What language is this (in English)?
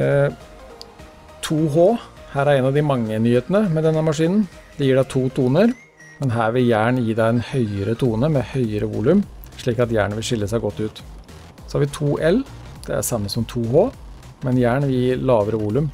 Norwegian